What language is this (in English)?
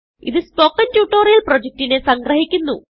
Malayalam